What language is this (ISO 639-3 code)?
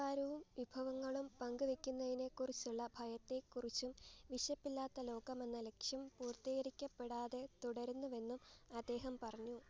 mal